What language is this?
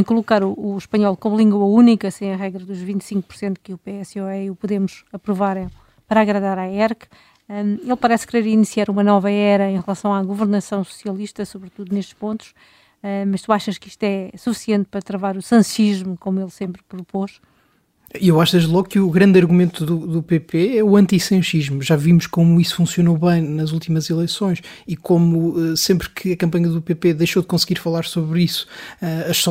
Portuguese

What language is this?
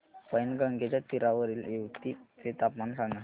Marathi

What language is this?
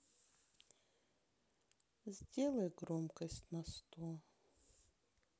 Russian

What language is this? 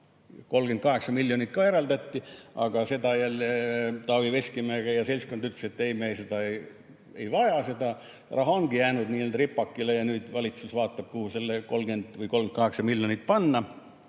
Estonian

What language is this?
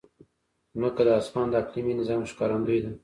Pashto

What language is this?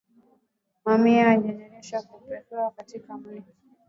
Swahili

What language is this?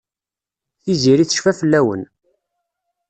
Kabyle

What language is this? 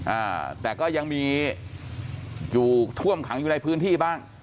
Thai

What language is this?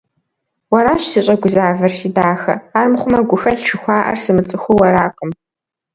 Kabardian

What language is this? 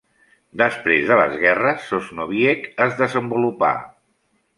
Catalan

